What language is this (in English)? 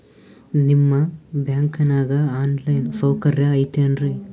Kannada